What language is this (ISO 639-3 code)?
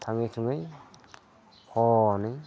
brx